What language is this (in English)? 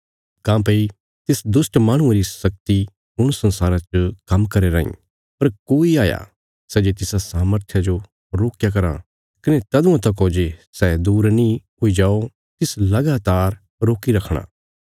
Bilaspuri